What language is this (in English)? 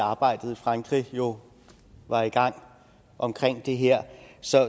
Danish